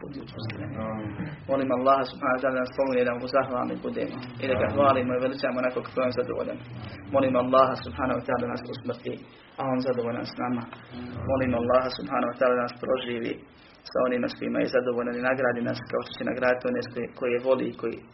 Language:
Croatian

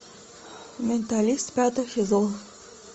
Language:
Russian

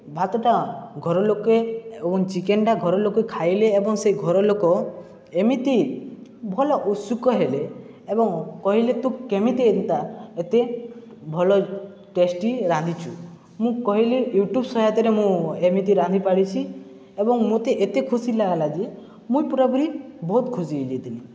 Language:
Odia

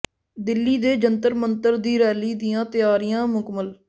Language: Punjabi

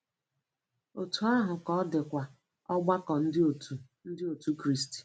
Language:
Igbo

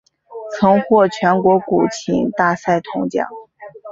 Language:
Chinese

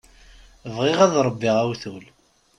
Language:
Kabyle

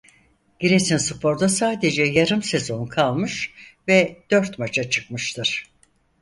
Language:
Turkish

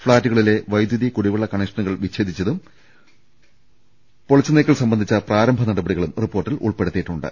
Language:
Malayalam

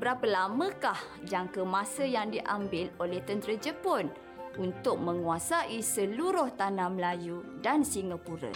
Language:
Malay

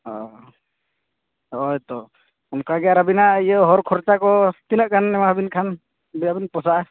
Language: Santali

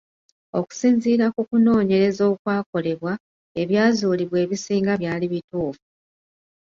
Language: Ganda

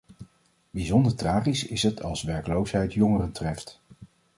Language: Dutch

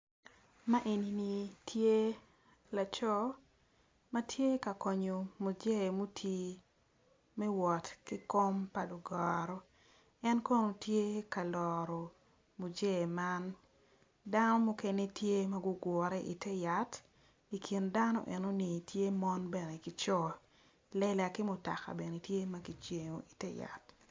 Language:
Acoli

